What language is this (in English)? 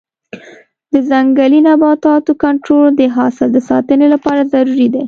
Pashto